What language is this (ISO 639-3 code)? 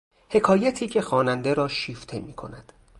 fas